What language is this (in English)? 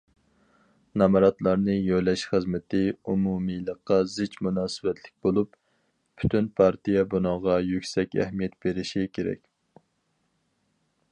Uyghur